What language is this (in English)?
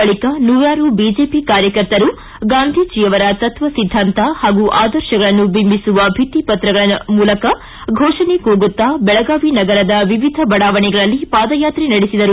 Kannada